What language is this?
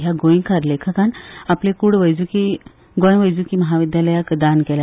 Konkani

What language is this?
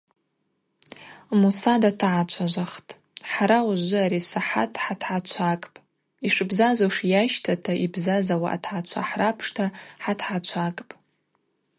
Abaza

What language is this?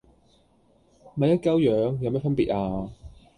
Cantonese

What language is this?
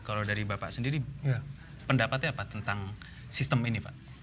Indonesian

